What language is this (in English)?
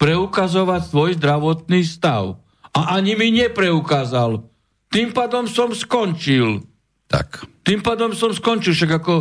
Slovak